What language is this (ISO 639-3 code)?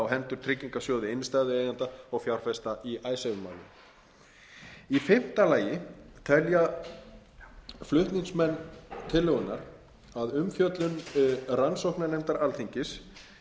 isl